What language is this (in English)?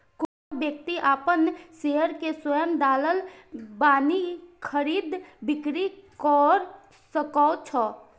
Maithili